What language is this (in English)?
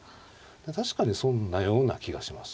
Japanese